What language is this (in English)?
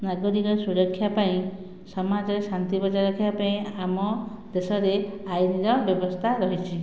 Odia